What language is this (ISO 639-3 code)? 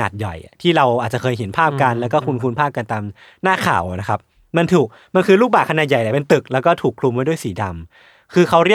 tha